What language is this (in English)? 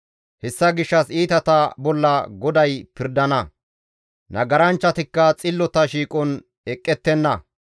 Gamo